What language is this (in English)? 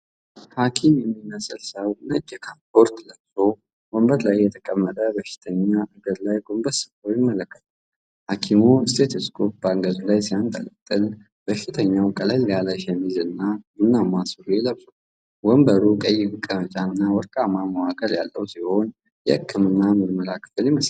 Amharic